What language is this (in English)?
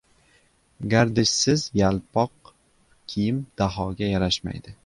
Uzbek